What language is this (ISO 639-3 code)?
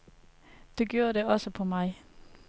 dan